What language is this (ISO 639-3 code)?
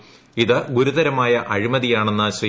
mal